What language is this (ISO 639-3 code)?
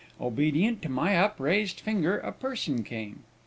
eng